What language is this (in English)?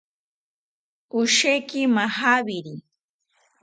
South Ucayali Ashéninka